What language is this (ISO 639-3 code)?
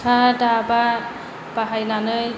brx